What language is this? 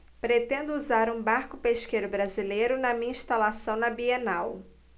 Portuguese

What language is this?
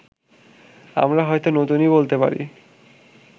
Bangla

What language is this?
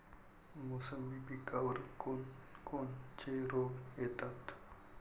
Marathi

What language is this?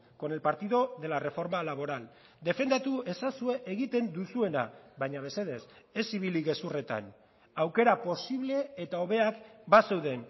Basque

